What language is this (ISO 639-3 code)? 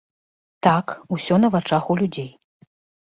bel